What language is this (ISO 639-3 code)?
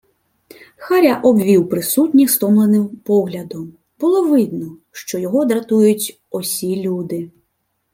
ukr